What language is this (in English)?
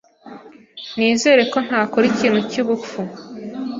Kinyarwanda